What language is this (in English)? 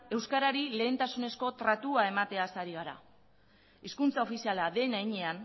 Basque